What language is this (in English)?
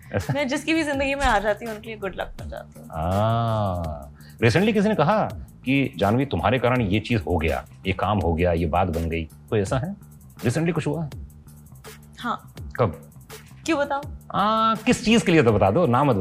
Hindi